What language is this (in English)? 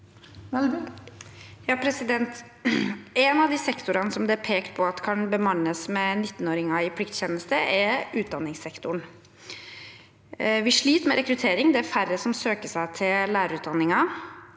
Norwegian